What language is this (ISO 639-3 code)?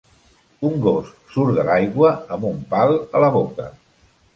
cat